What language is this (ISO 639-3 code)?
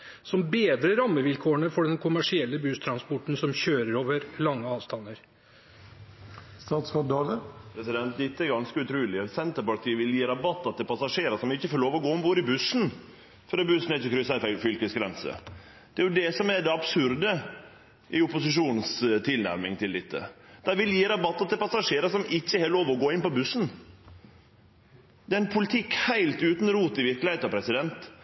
nor